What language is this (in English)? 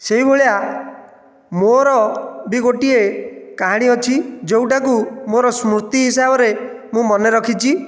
Odia